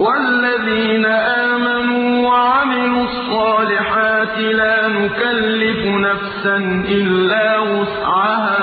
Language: Arabic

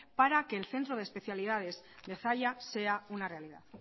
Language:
Spanish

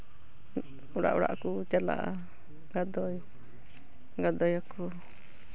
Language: Santali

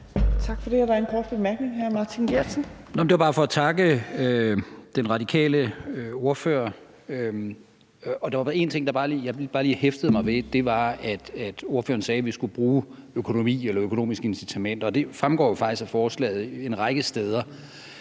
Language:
Danish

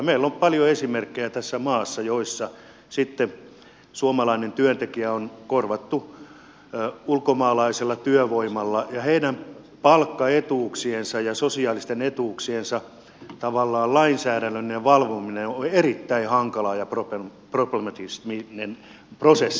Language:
Finnish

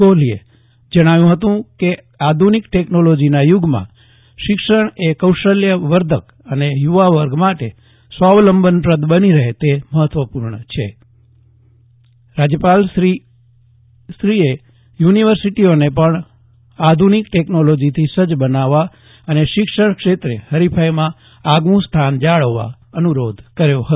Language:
Gujarati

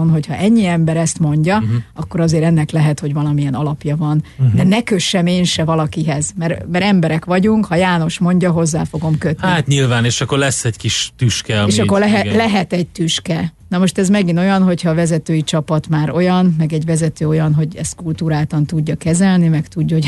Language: Hungarian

